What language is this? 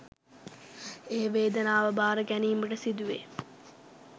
Sinhala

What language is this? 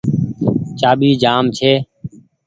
Goaria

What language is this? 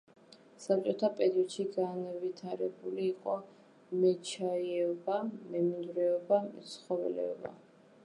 Georgian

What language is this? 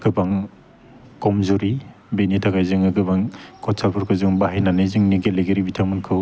Bodo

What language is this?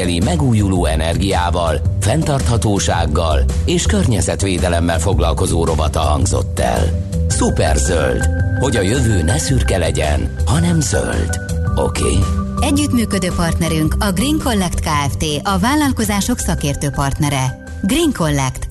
Hungarian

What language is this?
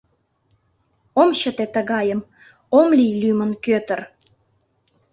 Mari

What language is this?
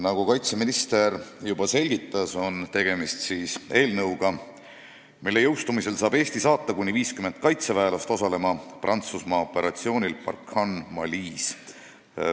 Estonian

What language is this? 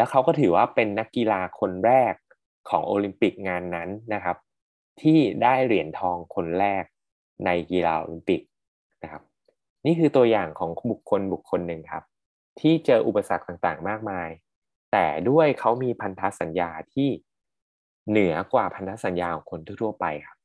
Thai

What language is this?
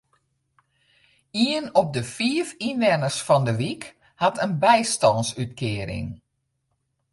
Western Frisian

